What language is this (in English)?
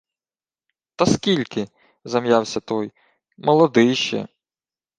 Ukrainian